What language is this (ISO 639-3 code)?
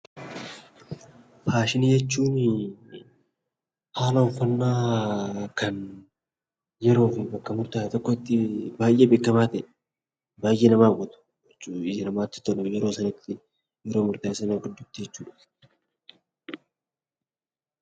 orm